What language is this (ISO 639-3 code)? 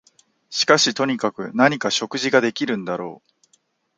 jpn